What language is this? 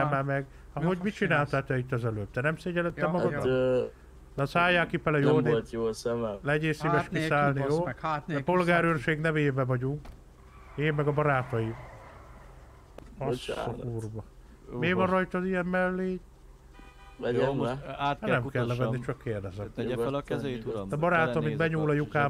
Hungarian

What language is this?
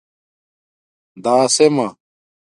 Domaaki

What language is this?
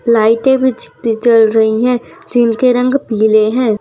Hindi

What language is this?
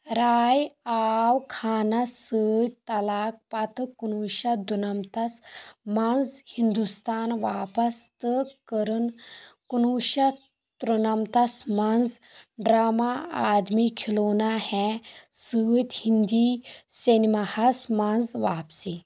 Kashmiri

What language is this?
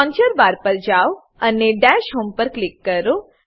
Gujarati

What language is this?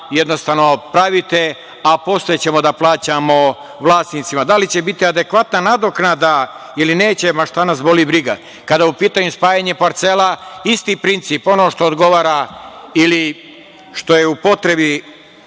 Serbian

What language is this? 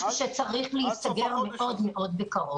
Hebrew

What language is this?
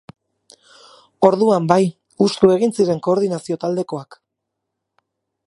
Basque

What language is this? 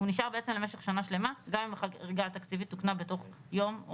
Hebrew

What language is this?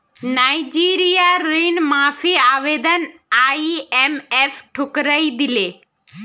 Magahi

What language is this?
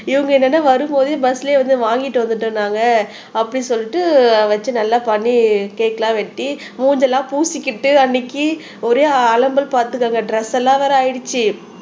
Tamil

